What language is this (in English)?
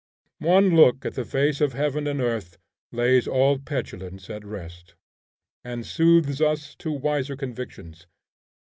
English